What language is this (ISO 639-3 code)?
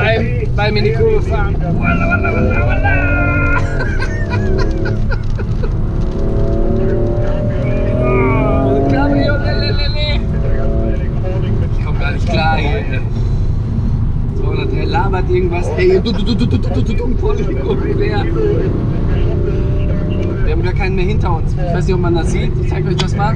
deu